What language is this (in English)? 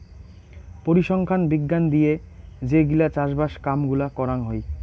Bangla